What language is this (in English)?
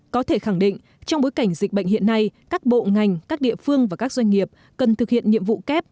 Vietnamese